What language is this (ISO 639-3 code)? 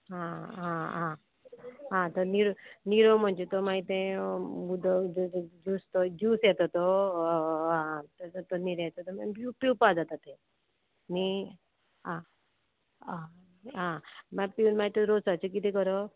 kok